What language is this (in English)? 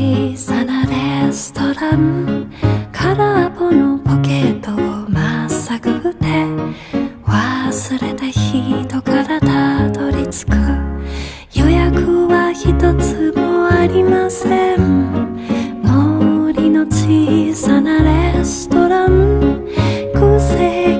Korean